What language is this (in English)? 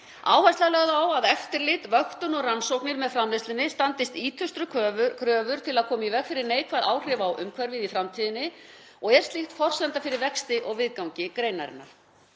Icelandic